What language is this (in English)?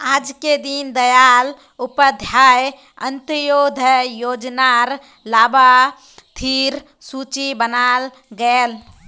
Magahi